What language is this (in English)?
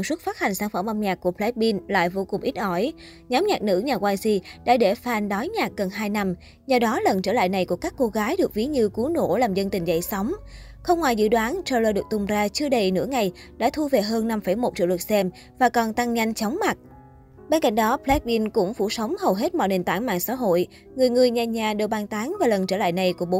Vietnamese